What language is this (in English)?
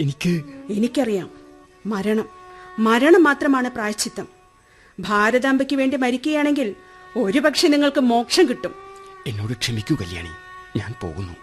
Malayalam